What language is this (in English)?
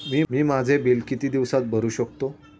Marathi